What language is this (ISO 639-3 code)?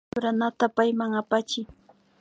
qvi